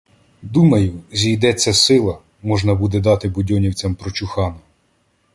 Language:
Ukrainian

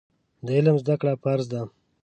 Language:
Pashto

